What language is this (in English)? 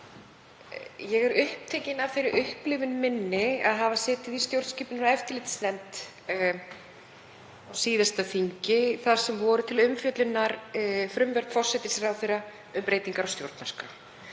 Icelandic